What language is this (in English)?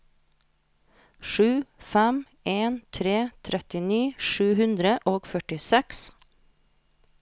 Norwegian